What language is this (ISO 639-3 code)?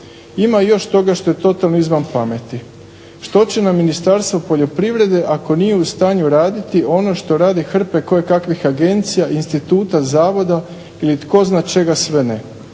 hrv